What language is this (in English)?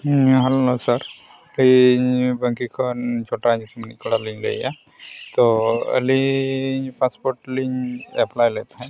Santali